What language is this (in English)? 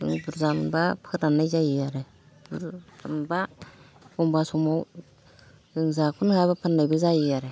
Bodo